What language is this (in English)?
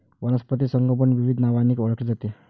Marathi